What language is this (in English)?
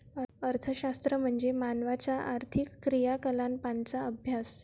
Marathi